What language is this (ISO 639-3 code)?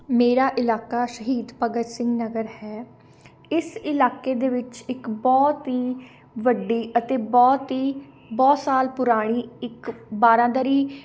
pan